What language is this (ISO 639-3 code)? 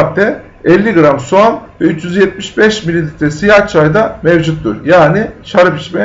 tur